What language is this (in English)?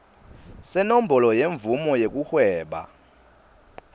Swati